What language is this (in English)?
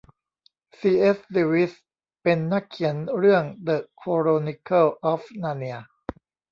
Thai